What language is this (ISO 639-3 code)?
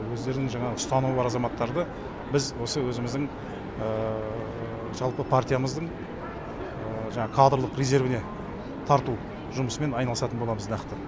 kaz